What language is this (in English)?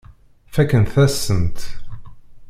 Kabyle